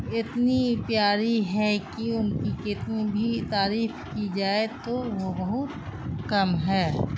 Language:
Urdu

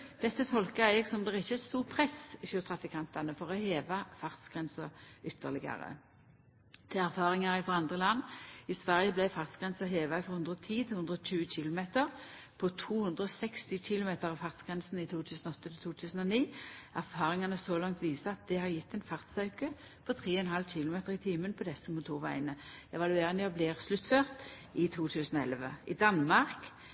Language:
Norwegian Nynorsk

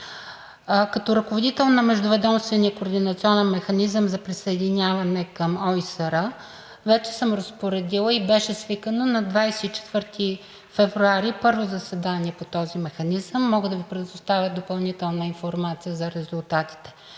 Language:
Bulgarian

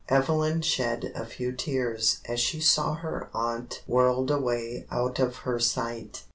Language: English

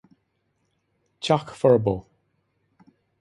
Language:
Irish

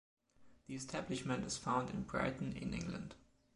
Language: English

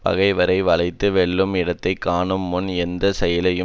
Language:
Tamil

